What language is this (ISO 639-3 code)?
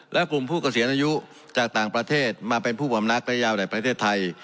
tha